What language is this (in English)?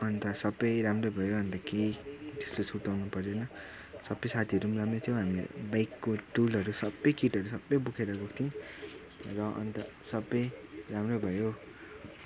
Nepali